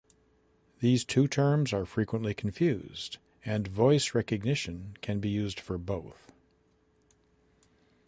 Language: English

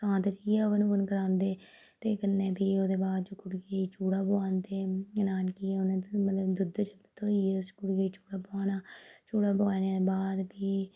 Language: Dogri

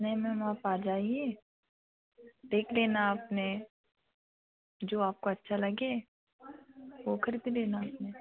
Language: Hindi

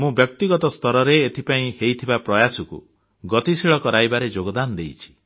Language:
Odia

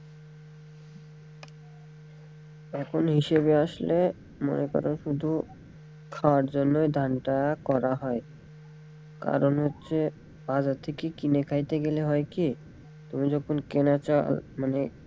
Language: Bangla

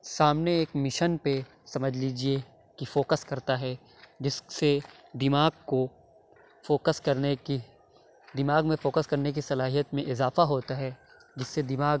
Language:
Urdu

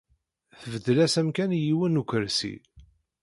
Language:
Kabyle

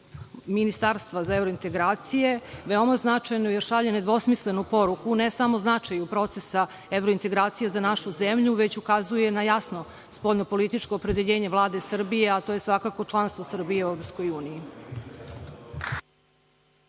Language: Serbian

